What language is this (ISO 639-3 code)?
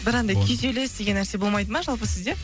kaz